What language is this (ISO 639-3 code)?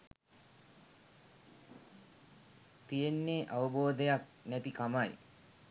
sin